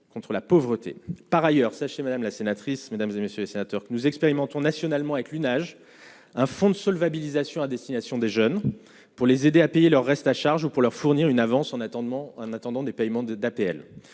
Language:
French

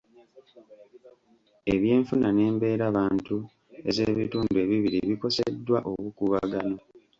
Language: Ganda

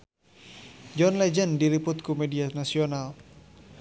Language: Sundanese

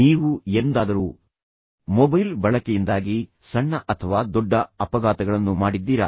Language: Kannada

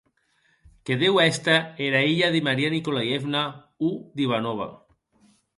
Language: Occitan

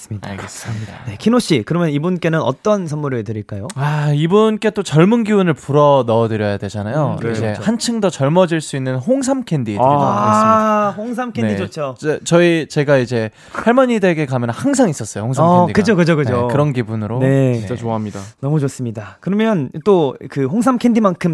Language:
Korean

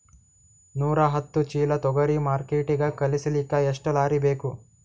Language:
Kannada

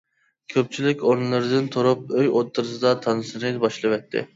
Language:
Uyghur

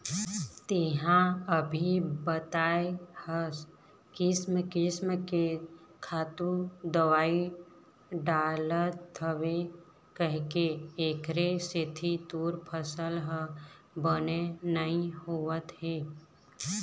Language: Chhattisgarhi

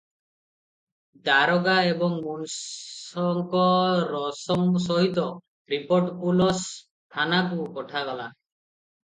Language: Odia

